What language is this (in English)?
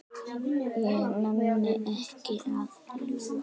Icelandic